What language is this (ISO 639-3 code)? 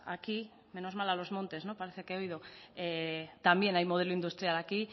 spa